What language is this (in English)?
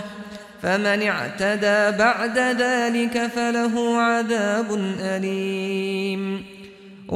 Arabic